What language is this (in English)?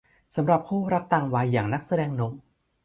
Thai